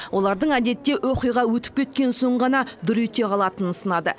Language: Kazakh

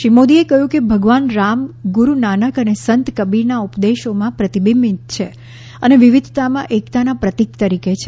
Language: Gujarati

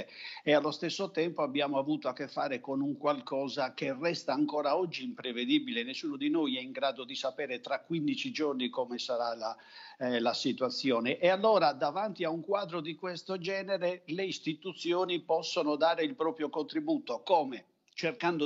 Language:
Italian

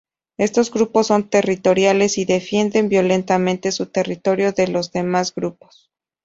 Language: Spanish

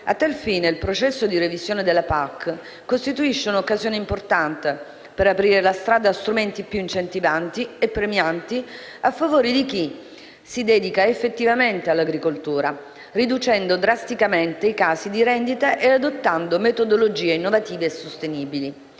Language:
Italian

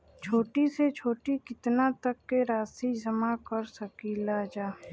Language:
Bhojpuri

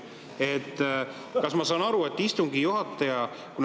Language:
Estonian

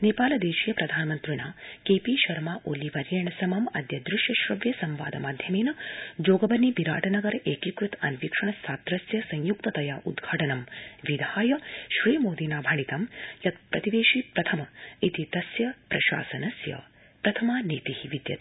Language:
Sanskrit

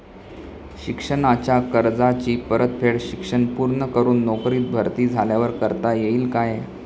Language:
Marathi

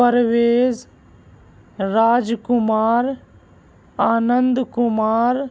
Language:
Urdu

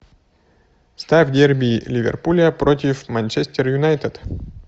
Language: Russian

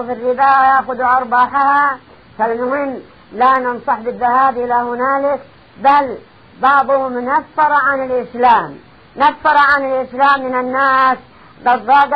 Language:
Arabic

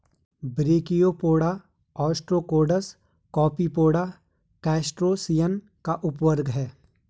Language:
Hindi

